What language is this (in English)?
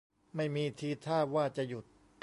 Thai